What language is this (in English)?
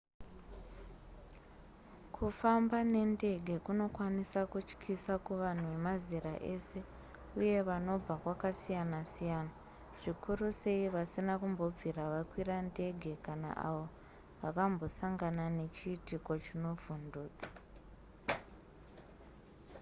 Shona